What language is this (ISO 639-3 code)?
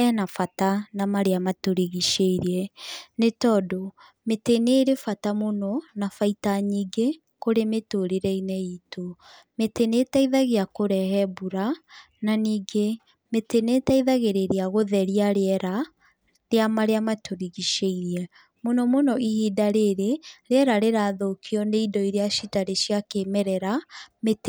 kik